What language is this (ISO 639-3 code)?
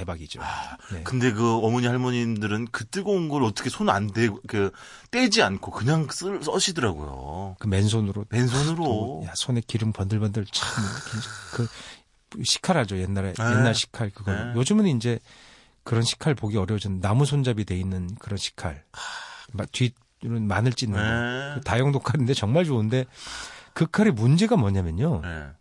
kor